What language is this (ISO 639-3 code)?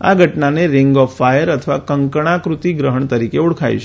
guj